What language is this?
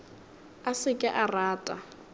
Northern Sotho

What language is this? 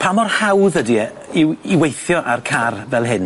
Welsh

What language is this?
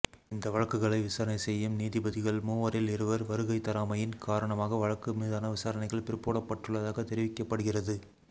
Tamil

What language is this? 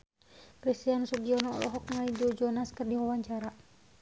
Sundanese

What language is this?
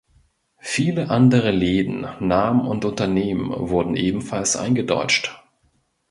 German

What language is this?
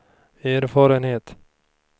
Swedish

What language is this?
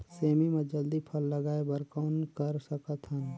Chhattisgarhi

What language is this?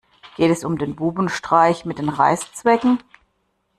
German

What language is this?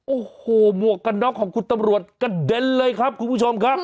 Thai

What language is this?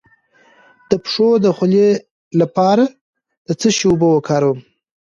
Pashto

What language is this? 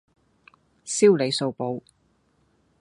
Cantonese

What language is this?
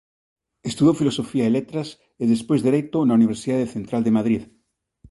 Galician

